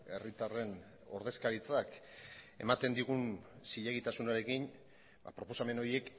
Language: Basque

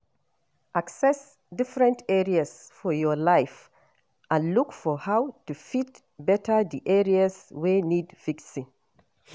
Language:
Nigerian Pidgin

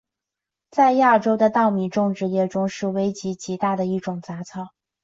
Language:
Chinese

